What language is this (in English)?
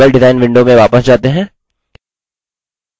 Hindi